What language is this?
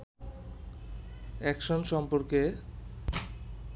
Bangla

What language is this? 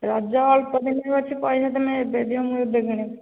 Odia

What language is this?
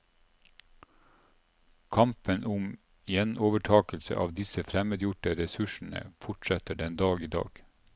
Norwegian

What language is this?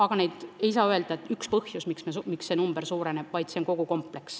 Estonian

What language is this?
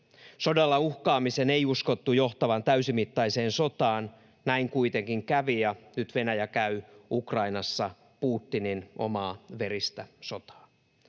Finnish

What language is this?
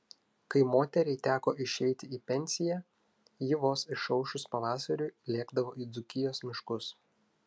Lithuanian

